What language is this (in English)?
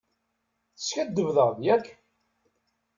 Kabyle